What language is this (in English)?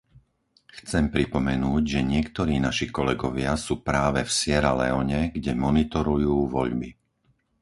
Slovak